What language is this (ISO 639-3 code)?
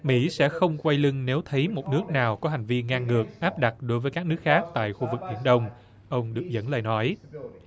vie